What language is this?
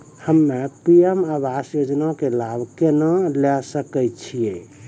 Maithili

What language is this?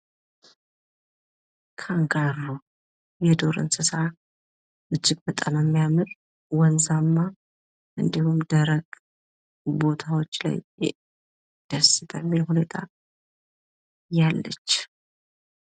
Amharic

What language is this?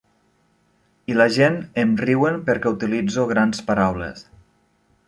Catalan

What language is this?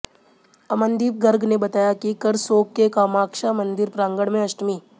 Hindi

